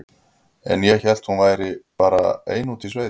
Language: Icelandic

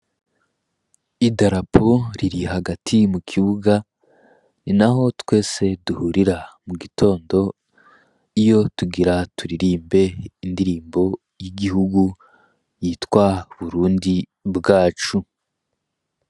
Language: Rundi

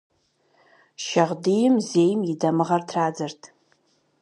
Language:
Kabardian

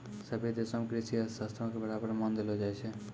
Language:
Maithili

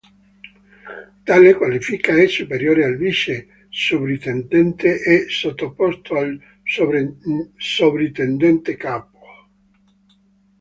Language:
Italian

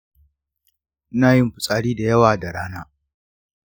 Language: Hausa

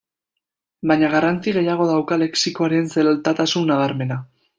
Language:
Basque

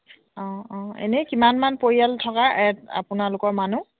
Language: Assamese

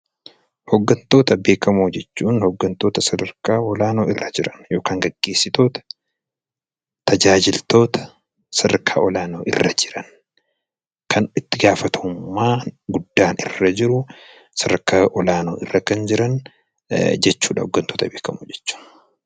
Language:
Oromo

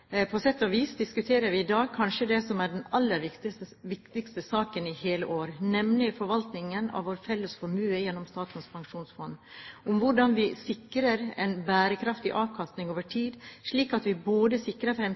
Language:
Norwegian Bokmål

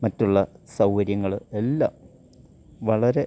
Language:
Malayalam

